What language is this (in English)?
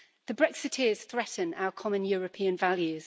English